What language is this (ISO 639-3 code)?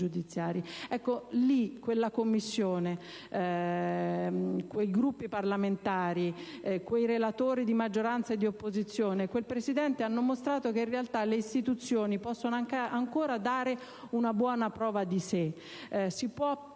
ita